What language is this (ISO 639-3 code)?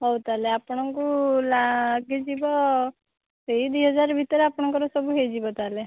ori